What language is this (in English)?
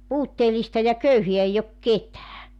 Finnish